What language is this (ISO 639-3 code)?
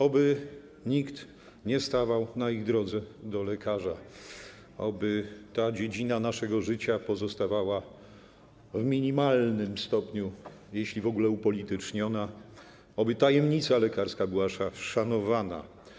pol